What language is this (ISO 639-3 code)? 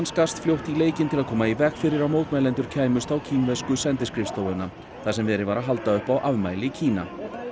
isl